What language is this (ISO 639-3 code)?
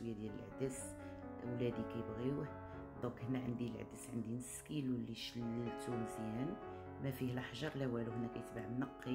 ara